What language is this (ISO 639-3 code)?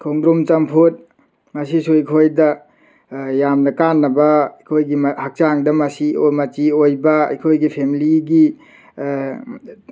mni